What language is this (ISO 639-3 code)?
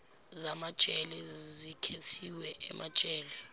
zul